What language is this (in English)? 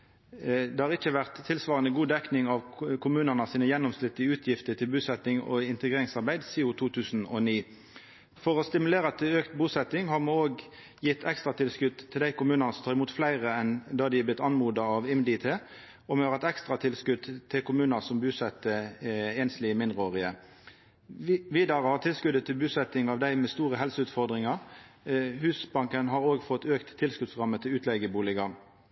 Norwegian Nynorsk